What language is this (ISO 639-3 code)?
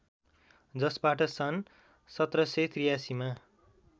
nep